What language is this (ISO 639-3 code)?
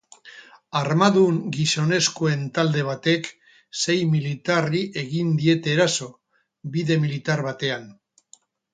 eus